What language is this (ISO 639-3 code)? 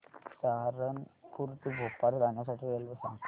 mar